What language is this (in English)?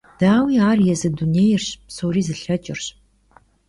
Kabardian